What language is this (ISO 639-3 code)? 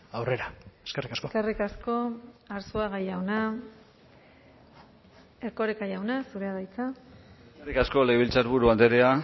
eus